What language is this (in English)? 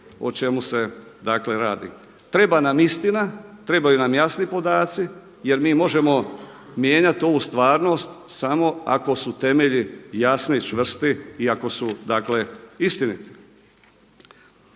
Croatian